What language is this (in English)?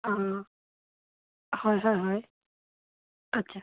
Assamese